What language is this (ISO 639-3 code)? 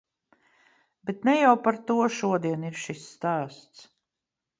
lav